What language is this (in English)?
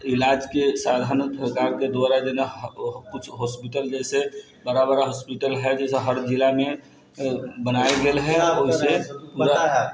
Maithili